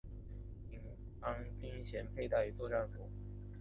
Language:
Chinese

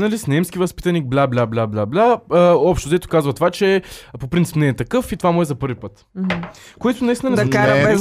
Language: Bulgarian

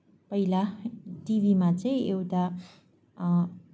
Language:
Nepali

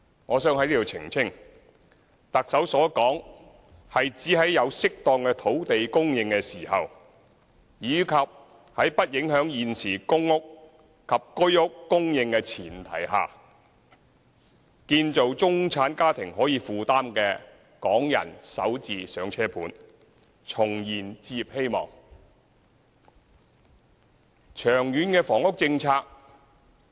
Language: Cantonese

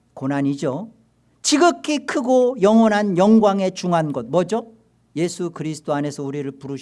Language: Korean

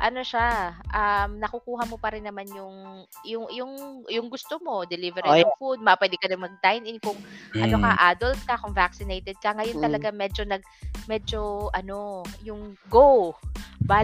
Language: Filipino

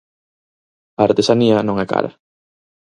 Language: Galician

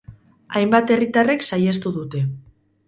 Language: Basque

